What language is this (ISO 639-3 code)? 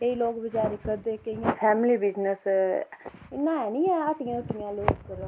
doi